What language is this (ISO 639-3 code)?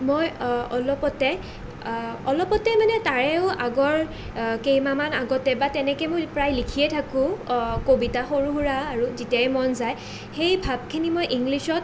asm